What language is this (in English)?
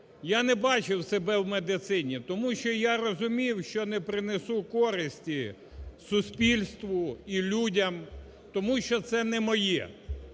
Ukrainian